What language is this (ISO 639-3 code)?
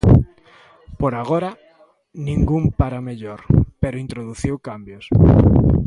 glg